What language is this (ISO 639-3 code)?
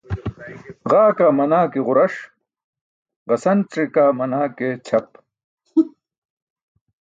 bsk